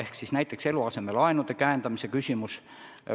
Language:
Estonian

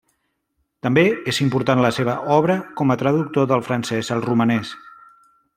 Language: Catalan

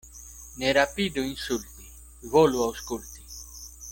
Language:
Esperanto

